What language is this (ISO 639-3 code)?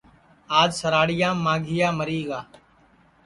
ssi